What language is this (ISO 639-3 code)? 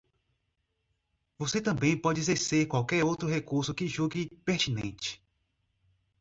por